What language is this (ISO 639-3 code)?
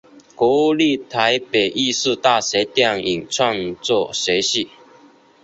zho